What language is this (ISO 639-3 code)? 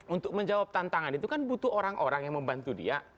ind